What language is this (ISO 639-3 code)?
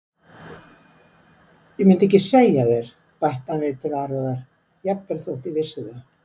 isl